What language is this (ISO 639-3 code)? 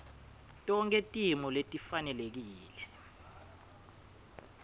ssw